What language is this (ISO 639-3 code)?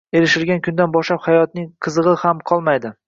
uzb